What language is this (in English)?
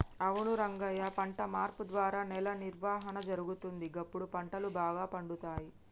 Telugu